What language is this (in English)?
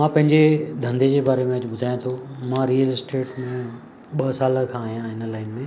Sindhi